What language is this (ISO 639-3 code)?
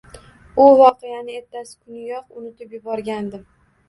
uzb